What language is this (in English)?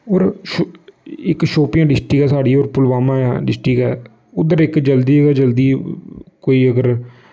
Dogri